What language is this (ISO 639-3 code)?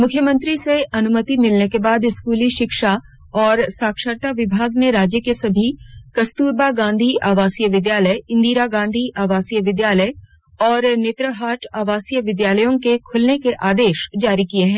hin